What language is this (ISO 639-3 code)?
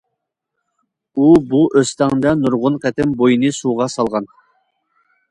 uig